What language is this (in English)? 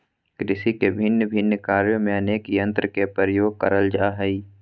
Magahi